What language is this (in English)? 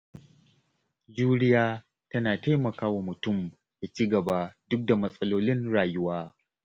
Hausa